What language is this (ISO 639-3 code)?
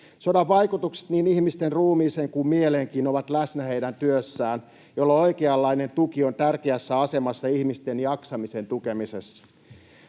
fin